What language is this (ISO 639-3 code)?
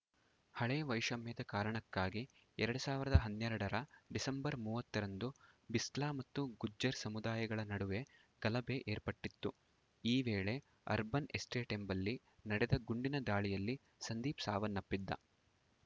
kan